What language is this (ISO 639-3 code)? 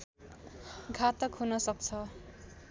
nep